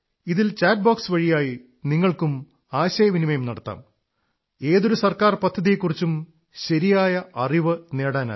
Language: Malayalam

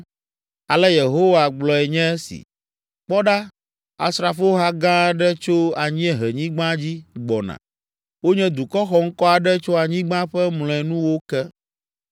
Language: Ewe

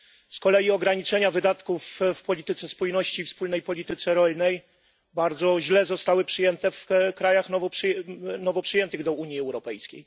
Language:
Polish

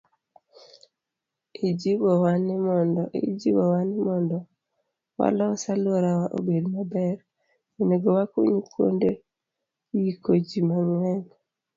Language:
Luo (Kenya and Tanzania)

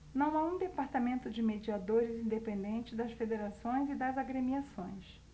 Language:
Portuguese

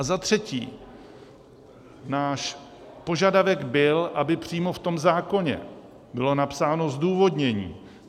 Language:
Czech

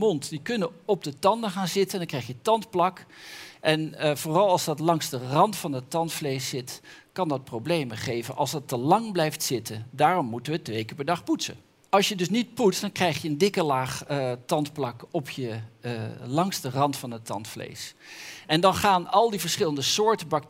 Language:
Dutch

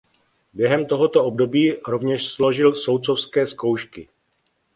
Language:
Czech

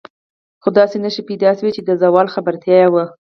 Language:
Pashto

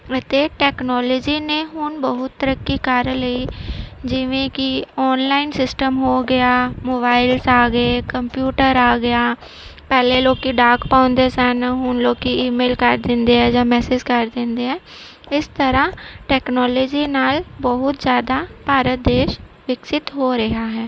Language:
Punjabi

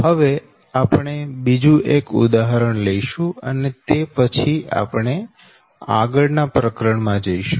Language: Gujarati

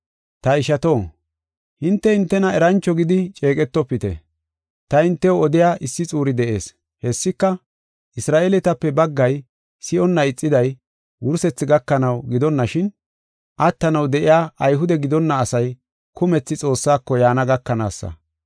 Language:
Gofa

